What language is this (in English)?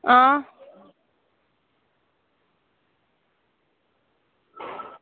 Dogri